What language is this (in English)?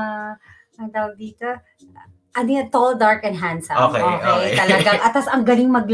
Filipino